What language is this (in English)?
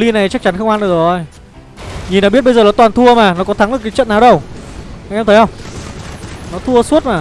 Vietnamese